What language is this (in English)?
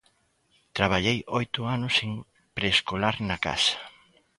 Galician